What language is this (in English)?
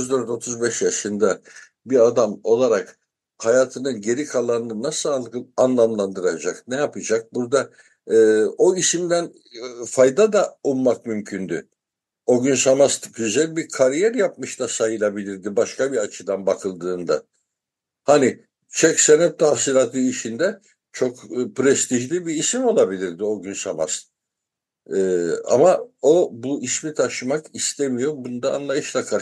Turkish